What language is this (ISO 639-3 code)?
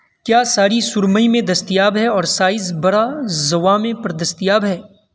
urd